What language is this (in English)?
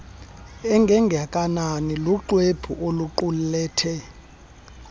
Xhosa